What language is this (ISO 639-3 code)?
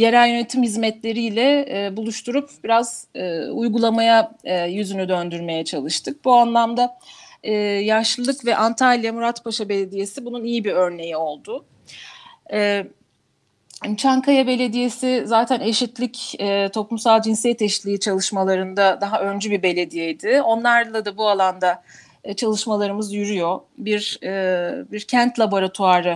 tur